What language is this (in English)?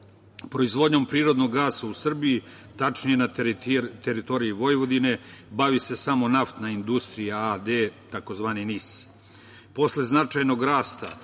Serbian